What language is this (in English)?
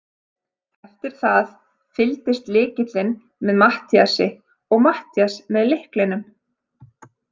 Icelandic